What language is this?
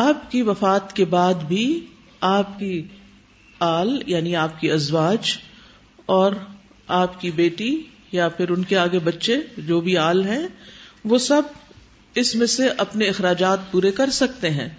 Urdu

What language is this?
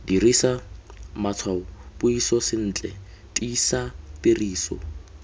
Tswana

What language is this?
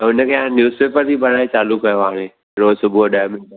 Sindhi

